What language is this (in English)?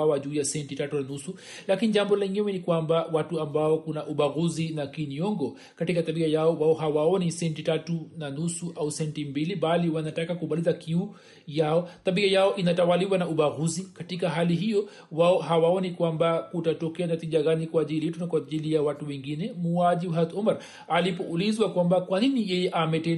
Swahili